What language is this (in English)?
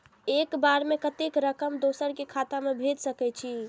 Maithili